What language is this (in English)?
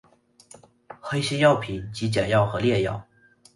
Chinese